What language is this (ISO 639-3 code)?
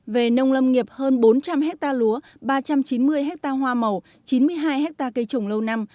vie